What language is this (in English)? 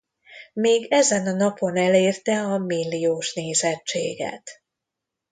Hungarian